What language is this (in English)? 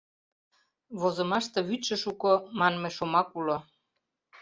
Mari